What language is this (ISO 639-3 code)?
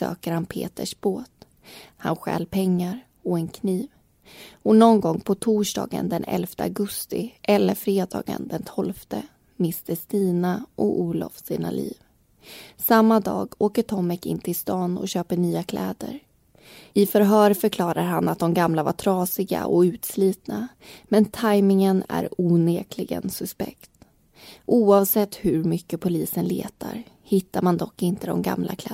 swe